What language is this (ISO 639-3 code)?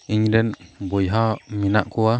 sat